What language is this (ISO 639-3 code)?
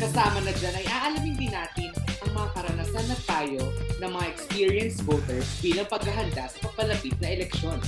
fil